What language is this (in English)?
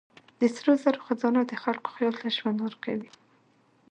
Pashto